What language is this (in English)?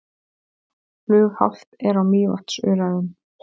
Icelandic